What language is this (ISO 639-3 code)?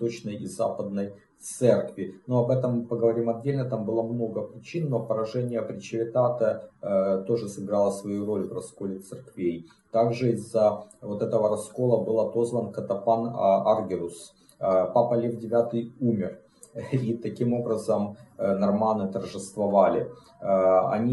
rus